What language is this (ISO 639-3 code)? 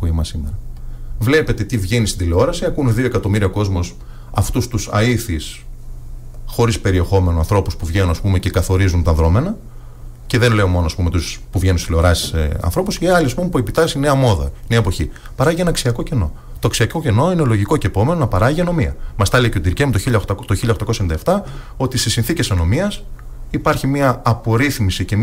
ell